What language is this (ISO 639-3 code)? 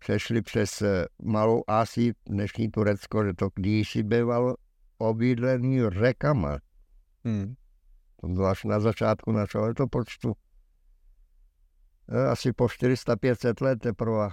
ces